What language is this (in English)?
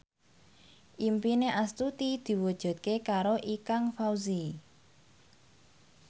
Javanese